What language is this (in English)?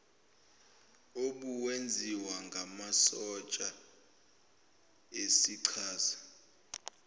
Zulu